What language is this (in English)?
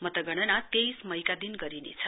Nepali